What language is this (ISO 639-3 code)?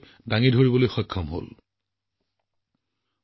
asm